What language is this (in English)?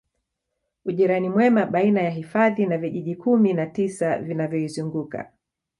Swahili